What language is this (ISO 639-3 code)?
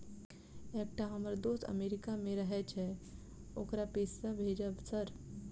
mai